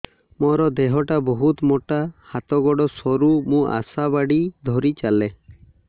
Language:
Odia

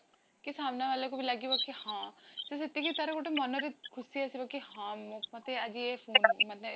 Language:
Odia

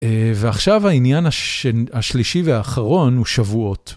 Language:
Hebrew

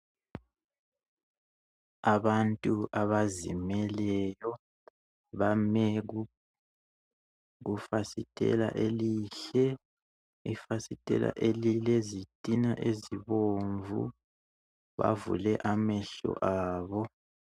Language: North Ndebele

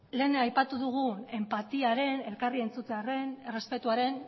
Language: Basque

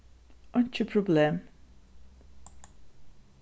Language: Faroese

